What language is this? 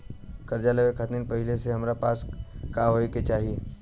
Bhojpuri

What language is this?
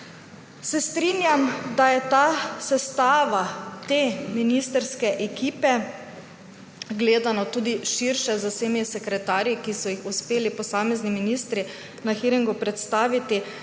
Slovenian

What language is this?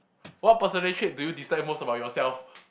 English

